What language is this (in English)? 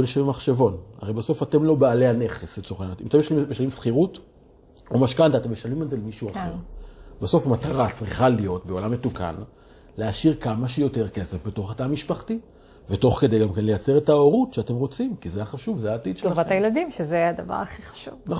Hebrew